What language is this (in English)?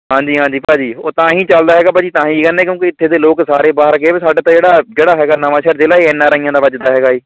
Punjabi